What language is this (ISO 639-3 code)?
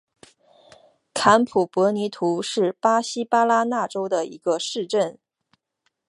zho